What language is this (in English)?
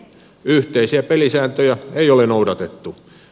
Finnish